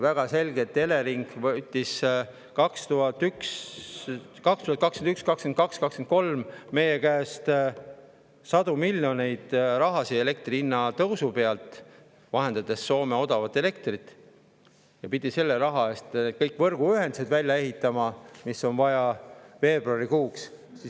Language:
Estonian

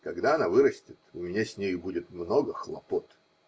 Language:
Russian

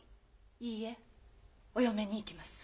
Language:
Japanese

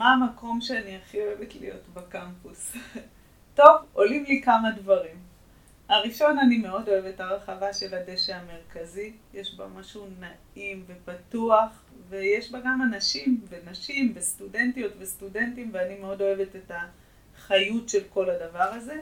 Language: Hebrew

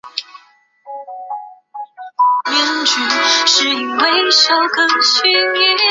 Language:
Chinese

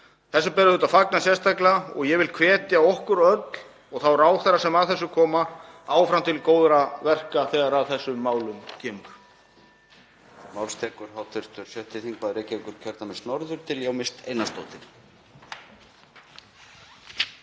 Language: Icelandic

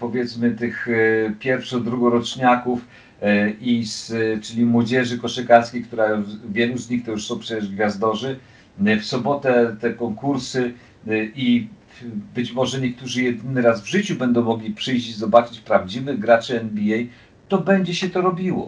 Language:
Polish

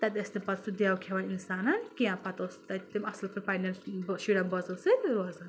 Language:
Kashmiri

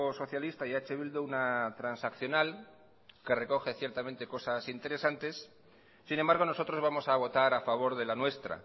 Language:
Spanish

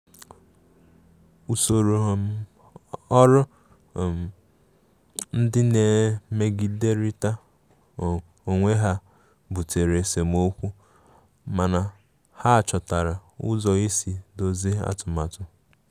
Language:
Igbo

